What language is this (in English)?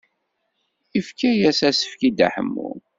Kabyle